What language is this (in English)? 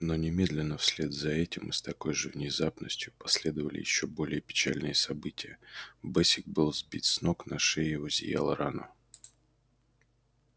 Russian